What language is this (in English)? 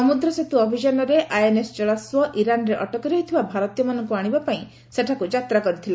Odia